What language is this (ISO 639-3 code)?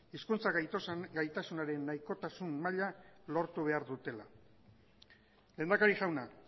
eus